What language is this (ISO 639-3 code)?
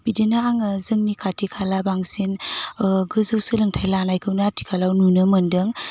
brx